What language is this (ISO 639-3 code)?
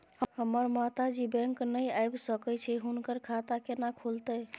mai